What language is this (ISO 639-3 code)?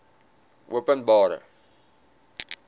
afr